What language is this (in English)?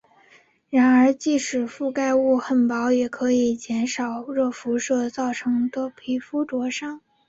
Chinese